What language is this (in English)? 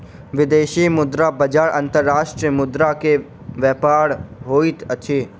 Maithili